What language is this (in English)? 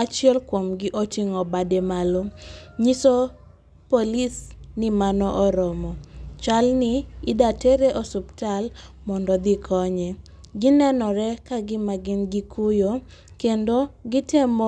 Luo (Kenya and Tanzania)